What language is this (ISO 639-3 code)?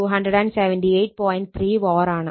mal